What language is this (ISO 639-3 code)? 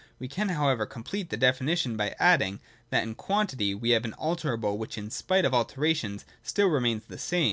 eng